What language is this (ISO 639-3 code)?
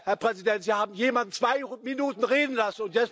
deu